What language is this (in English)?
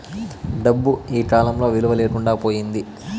Telugu